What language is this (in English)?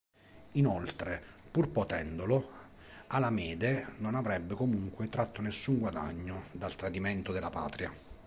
Italian